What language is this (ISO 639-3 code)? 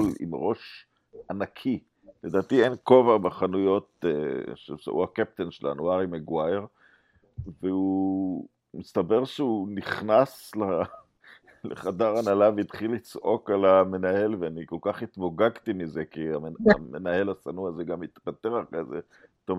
heb